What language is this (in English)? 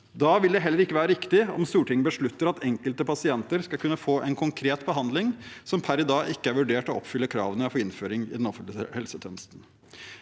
Norwegian